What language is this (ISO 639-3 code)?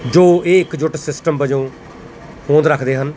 pan